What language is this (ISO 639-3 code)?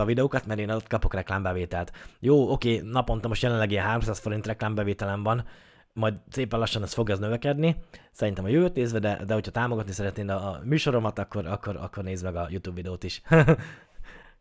hun